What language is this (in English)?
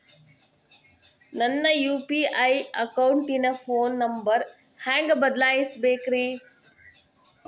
Kannada